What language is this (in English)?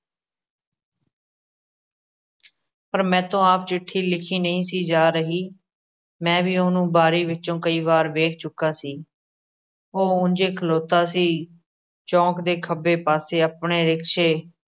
Punjabi